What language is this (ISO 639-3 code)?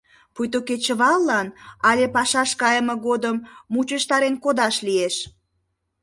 chm